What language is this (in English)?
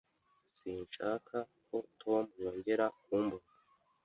Kinyarwanda